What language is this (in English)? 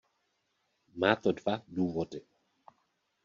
Czech